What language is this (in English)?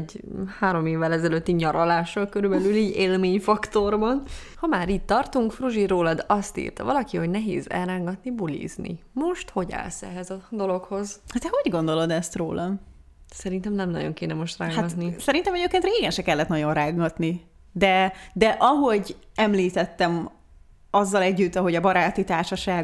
Hungarian